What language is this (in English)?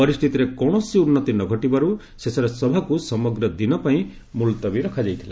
Odia